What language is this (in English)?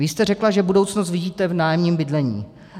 Czech